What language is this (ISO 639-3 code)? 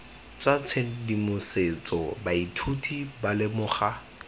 tsn